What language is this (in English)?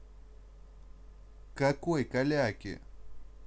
Russian